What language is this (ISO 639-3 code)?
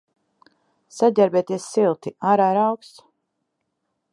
lav